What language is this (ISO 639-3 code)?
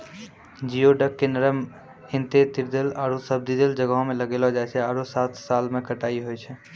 mai